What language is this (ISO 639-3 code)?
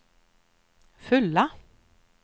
swe